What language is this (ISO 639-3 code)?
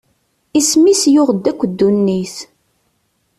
kab